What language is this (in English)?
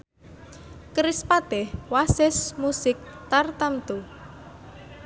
Javanese